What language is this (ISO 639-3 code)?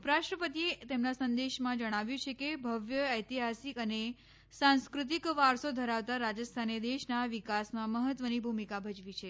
guj